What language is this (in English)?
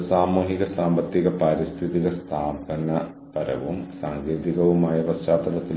Malayalam